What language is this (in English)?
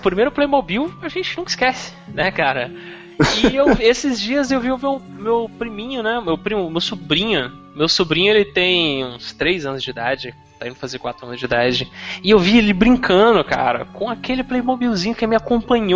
Portuguese